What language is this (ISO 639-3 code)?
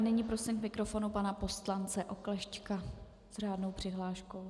ces